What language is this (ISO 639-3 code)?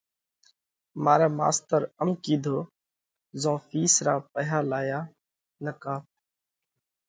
kvx